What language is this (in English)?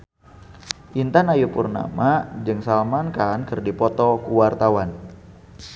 Sundanese